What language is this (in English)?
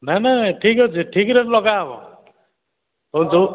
Odia